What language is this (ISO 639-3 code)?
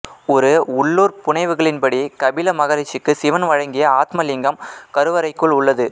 tam